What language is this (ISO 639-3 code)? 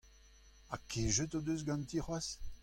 bre